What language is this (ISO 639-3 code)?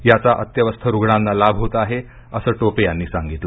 mar